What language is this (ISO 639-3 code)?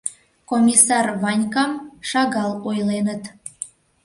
chm